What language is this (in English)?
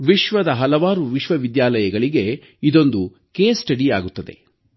Kannada